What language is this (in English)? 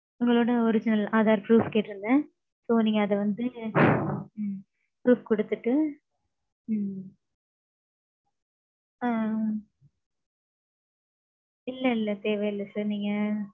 Tamil